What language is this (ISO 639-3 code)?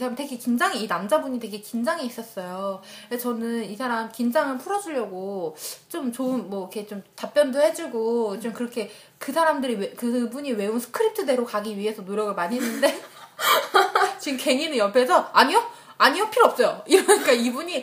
kor